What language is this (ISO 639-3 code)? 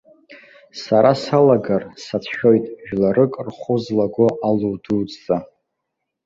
abk